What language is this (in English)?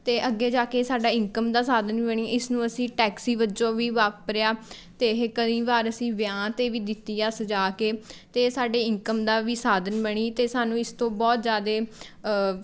Punjabi